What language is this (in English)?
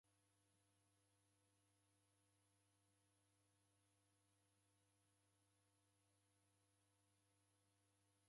Taita